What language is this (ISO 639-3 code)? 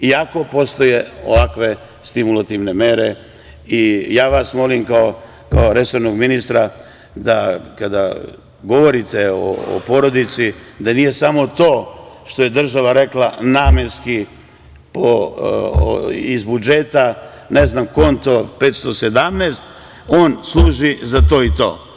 srp